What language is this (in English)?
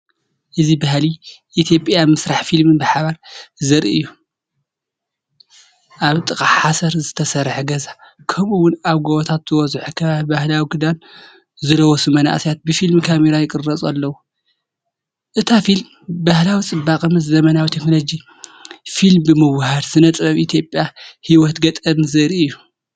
Tigrinya